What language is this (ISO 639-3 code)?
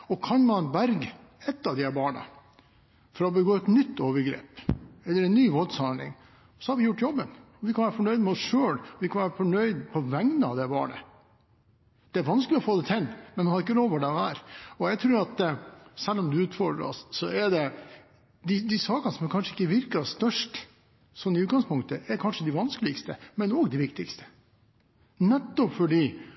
nob